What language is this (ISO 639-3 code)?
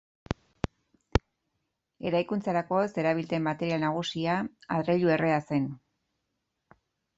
eus